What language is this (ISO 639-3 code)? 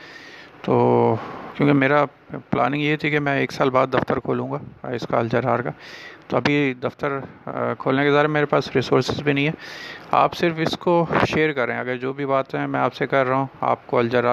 urd